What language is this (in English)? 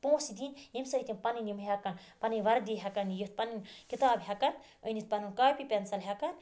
Kashmiri